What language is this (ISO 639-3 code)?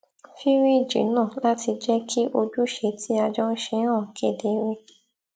yor